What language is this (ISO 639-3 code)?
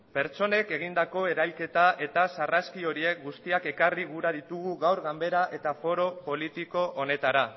eus